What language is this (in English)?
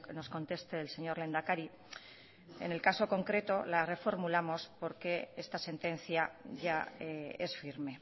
Spanish